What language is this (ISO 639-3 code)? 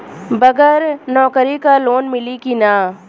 bho